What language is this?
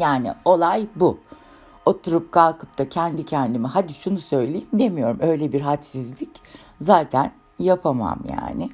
Turkish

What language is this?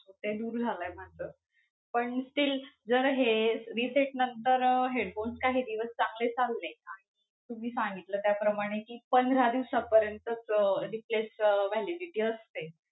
Marathi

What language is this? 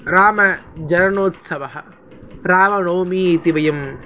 Sanskrit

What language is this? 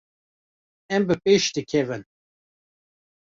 Kurdish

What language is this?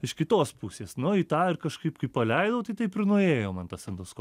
Lithuanian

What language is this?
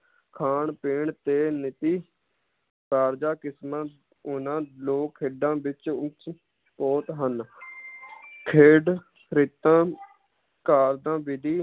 Punjabi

